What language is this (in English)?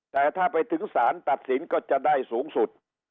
Thai